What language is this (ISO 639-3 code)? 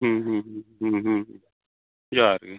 sat